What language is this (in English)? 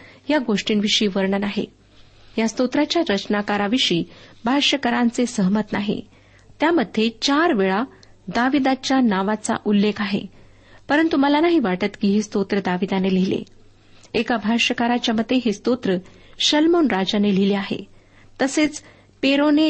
Marathi